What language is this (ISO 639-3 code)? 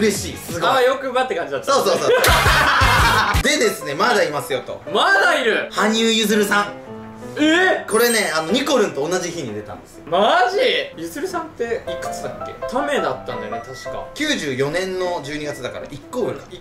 jpn